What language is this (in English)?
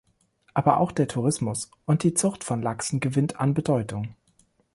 German